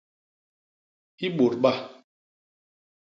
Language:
Basaa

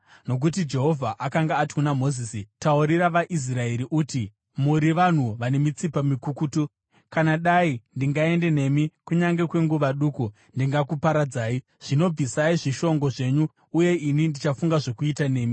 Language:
Shona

